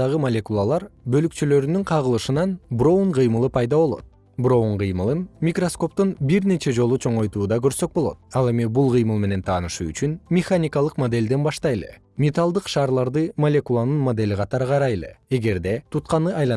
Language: Kyrgyz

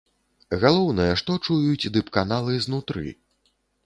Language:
Belarusian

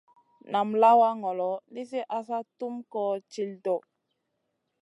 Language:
Masana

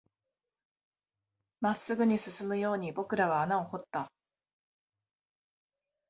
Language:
Japanese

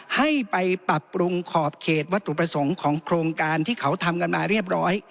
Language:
Thai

